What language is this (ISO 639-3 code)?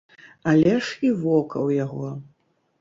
bel